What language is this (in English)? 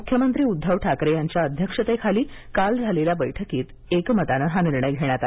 Marathi